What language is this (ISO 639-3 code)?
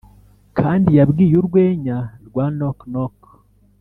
kin